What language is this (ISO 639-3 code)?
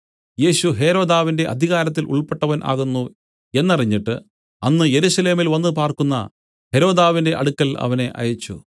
mal